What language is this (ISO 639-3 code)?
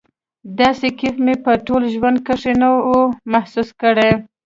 pus